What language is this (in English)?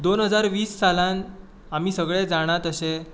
Konkani